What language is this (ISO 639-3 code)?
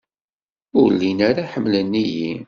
kab